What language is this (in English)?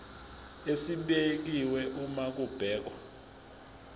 Zulu